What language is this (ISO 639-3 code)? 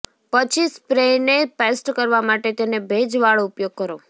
guj